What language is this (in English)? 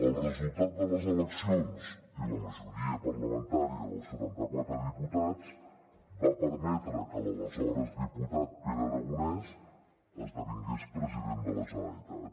Catalan